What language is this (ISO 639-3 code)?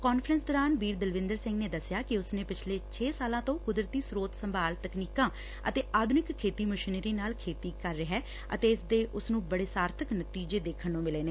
pan